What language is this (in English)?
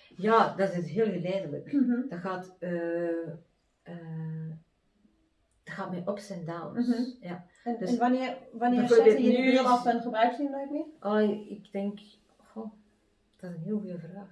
Dutch